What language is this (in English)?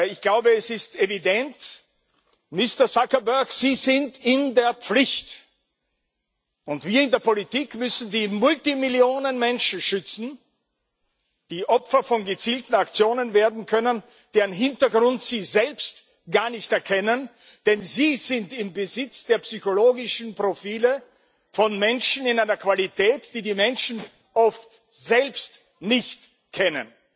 German